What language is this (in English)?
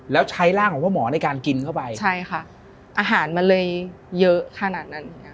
Thai